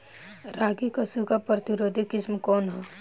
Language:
Bhojpuri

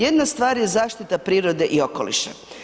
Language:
Croatian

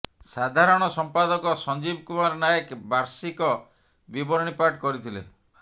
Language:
Odia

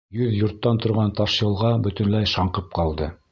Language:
Bashkir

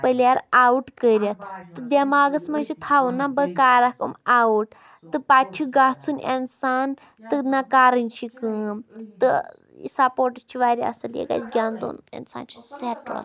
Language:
Kashmiri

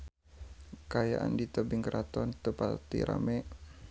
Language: Sundanese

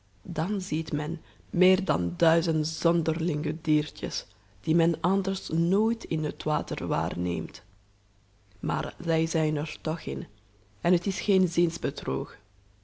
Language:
Dutch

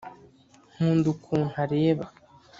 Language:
Kinyarwanda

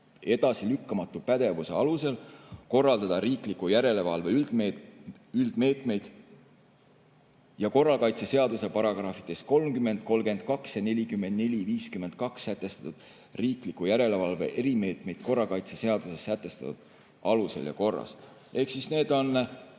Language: Estonian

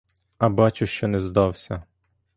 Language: Ukrainian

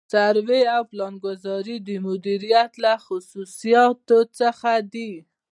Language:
Pashto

